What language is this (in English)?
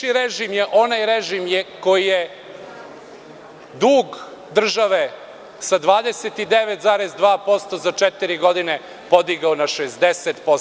Serbian